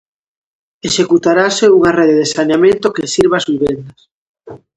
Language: Galician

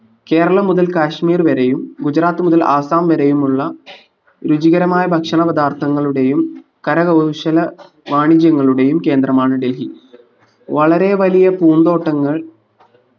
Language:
Malayalam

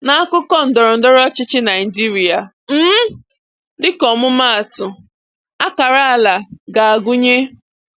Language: Igbo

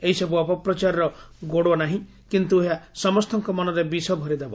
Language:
Odia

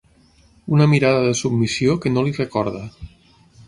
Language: Catalan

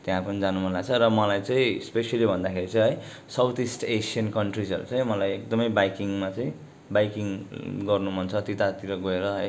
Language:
Nepali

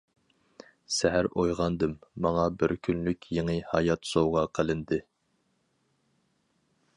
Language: Uyghur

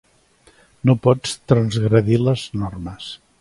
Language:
Catalan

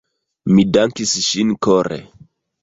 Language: Esperanto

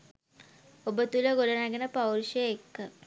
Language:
Sinhala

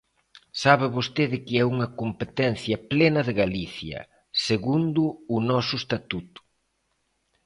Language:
Galician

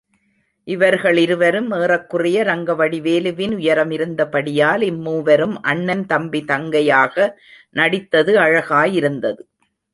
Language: Tamil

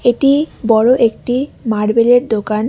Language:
Bangla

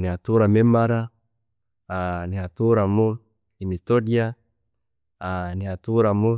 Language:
Chiga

